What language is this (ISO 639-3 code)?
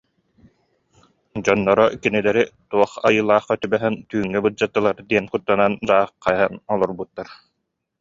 sah